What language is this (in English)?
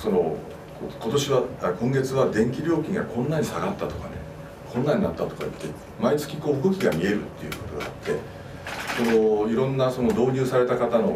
Japanese